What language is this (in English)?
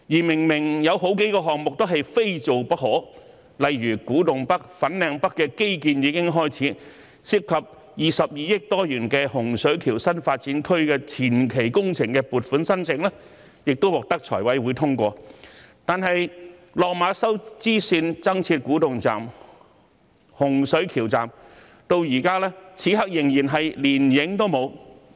Cantonese